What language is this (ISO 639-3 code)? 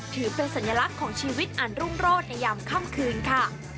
tha